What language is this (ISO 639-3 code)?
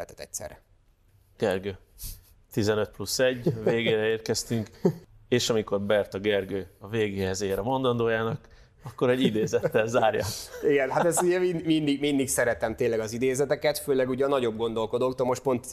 hun